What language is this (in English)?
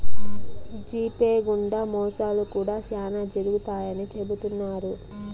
Telugu